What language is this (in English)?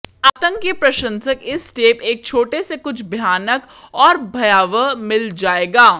Hindi